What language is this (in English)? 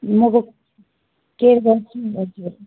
Nepali